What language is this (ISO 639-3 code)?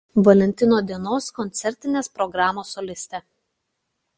lit